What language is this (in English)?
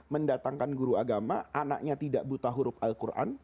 Indonesian